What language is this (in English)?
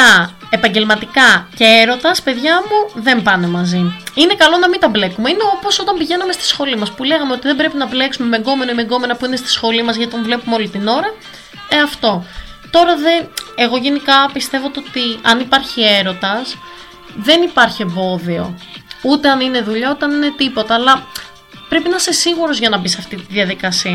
Greek